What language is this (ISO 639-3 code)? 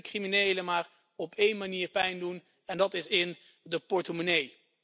nld